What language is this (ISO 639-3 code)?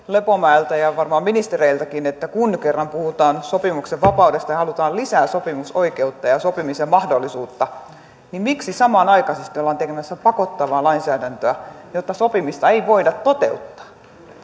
fin